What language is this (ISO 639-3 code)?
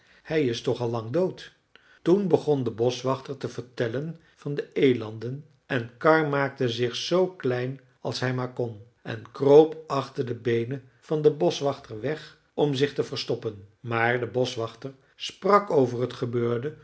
nld